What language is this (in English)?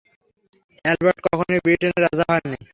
Bangla